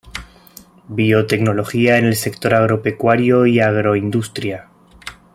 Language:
Spanish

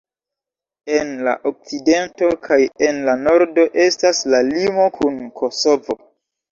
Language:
Esperanto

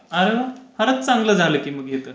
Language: Marathi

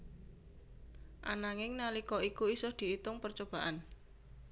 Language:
Javanese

